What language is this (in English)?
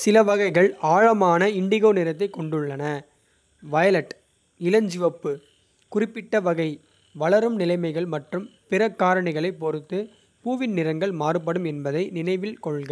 Kota (India)